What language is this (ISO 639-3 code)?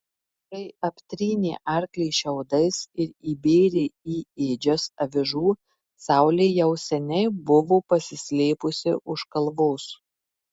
lit